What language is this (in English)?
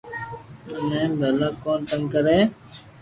Loarki